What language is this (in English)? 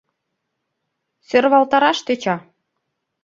Mari